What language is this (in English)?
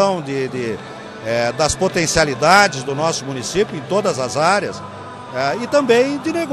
Portuguese